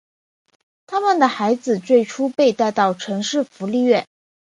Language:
Chinese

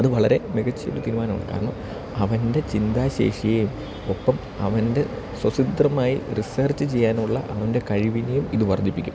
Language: Malayalam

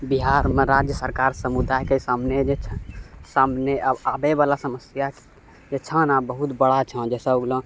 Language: Maithili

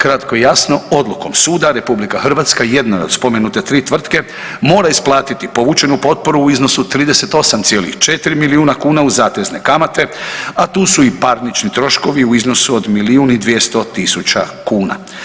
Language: Croatian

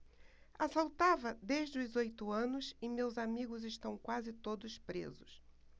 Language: Portuguese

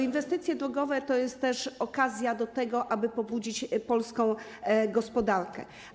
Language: Polish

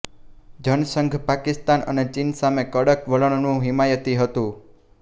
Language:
Gujarati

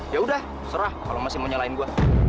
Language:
Indonesian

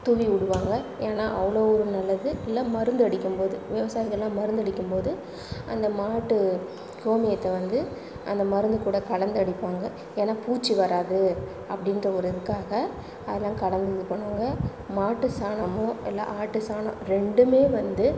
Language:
Tamil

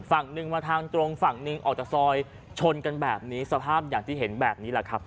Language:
Thai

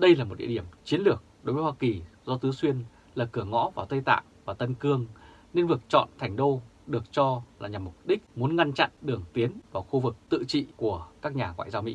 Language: Vietnamese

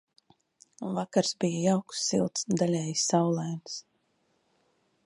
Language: Latvian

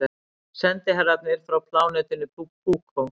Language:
Icelandic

